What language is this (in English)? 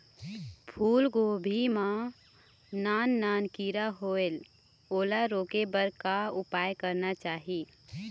Chhattisgarhi